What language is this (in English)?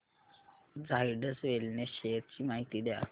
Marathi